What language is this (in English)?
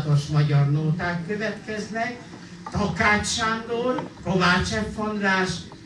Hungarian